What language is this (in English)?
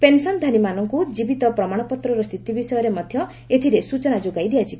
Odia